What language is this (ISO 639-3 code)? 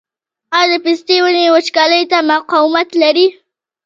pus